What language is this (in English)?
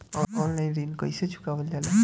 Bhojpuri